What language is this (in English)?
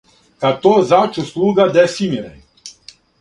Serbian